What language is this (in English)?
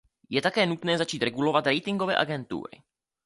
Czech